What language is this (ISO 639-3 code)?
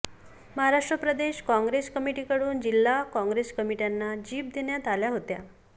mar